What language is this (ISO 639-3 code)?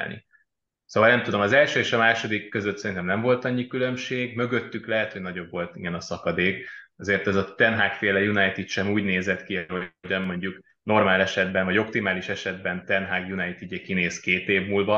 hun